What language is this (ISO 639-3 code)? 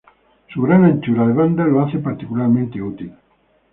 spa